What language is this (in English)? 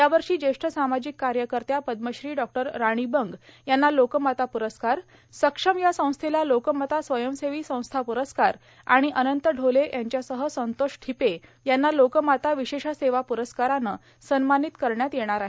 Marathi